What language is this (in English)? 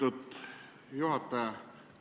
Estonian